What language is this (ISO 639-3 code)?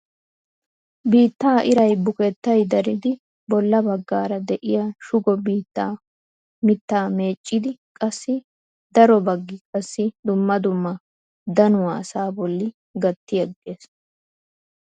wal